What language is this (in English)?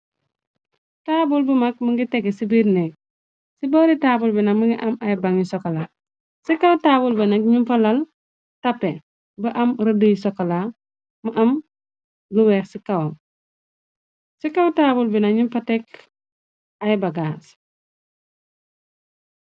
Wolof